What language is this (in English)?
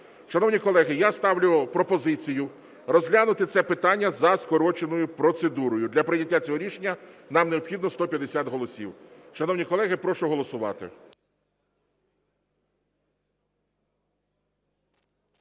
Ukrainian